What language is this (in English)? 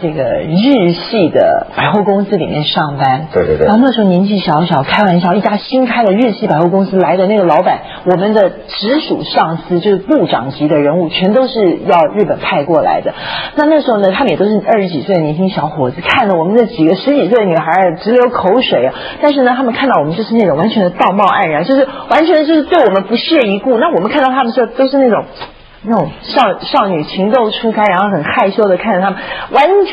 Chinese